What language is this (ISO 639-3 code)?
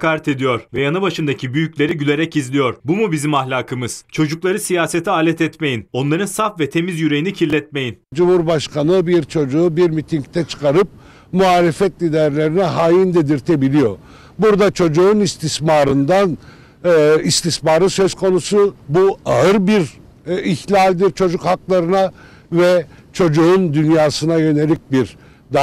tur